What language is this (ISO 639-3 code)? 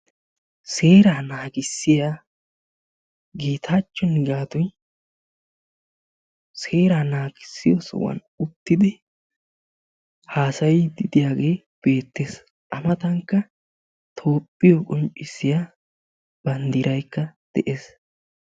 wal